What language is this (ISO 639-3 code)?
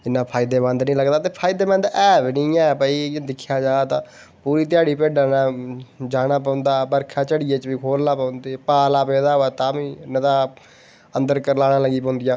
doi